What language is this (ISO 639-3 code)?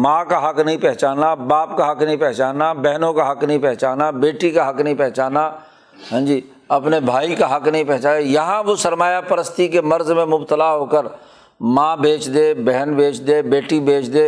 urd